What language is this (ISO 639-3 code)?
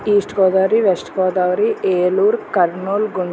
tel